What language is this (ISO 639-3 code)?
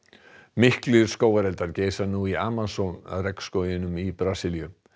isl